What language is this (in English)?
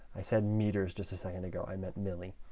English